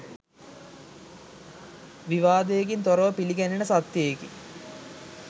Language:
Sinhala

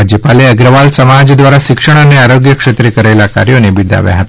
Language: Gujarati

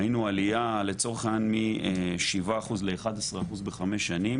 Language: Hebrew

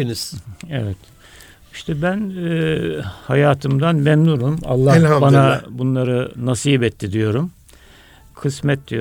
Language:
Turkish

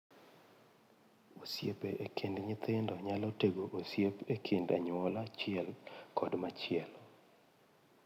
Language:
Luo (Kenya and Tanzania)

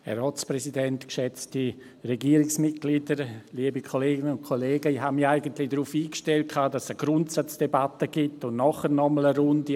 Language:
Swiss German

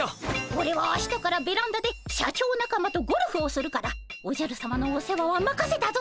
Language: Japanese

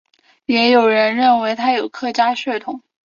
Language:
Chinese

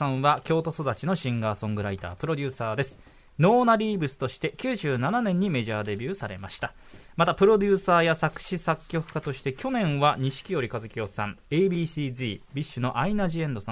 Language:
Japanese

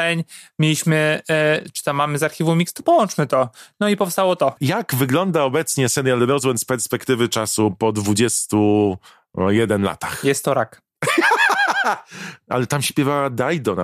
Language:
Polish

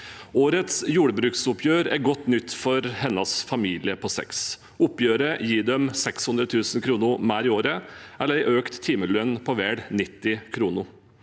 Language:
Norwegian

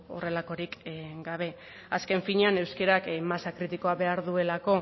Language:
Basque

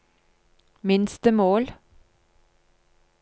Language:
Norwegian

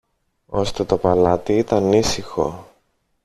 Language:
Greek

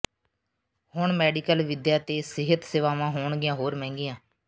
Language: Punjabi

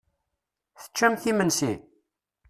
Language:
Kabyle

